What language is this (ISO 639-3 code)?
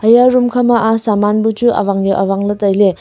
nnp